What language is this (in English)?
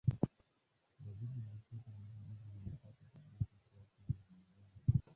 Swahili